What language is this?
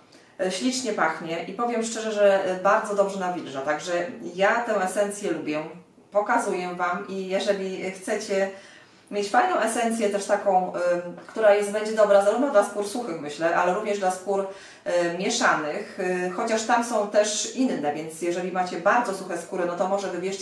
Polish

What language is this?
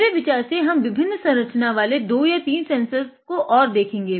Hindi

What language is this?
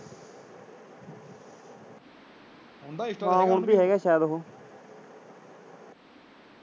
Punjabi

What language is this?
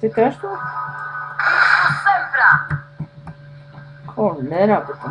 Polish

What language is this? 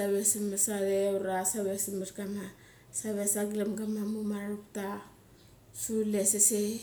Mali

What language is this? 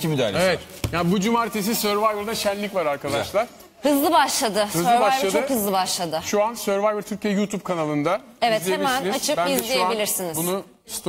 Turkish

